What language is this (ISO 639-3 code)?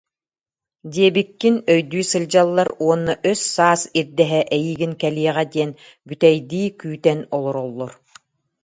sah